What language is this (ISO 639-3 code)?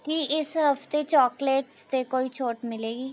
pan